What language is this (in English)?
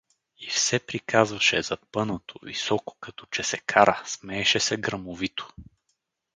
Bulgarian